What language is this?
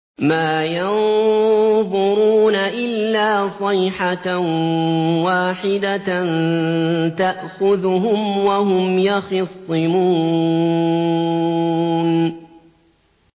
Arabic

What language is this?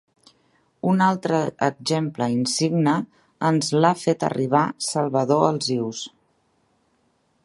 Catalan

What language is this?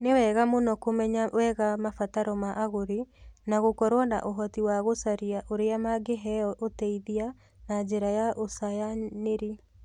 Kikuyu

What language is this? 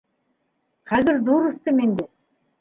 Bashkir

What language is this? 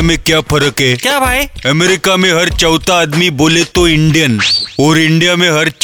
Hindi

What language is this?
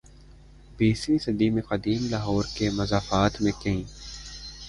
Urdu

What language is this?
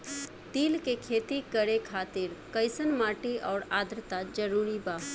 Bhojpuri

